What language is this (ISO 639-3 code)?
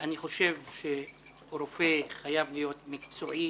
heb